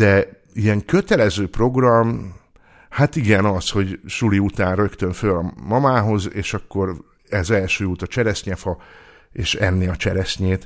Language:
Hungarian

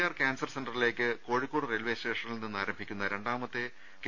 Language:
Malayalam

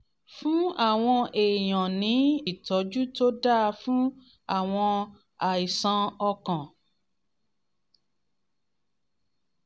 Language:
Yoruba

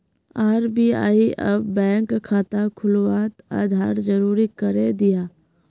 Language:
Magahi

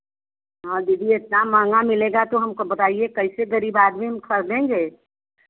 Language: Hindi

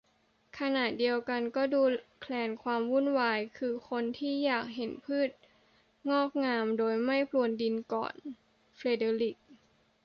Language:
Thai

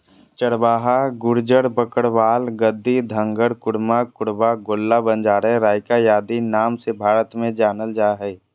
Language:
Magahi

